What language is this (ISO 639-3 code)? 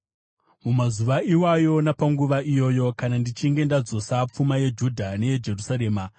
sna